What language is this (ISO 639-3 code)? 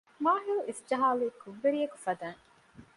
div